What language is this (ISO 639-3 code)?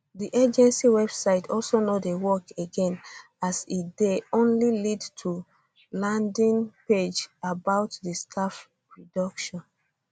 pcm